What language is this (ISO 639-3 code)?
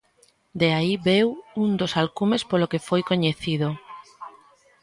glg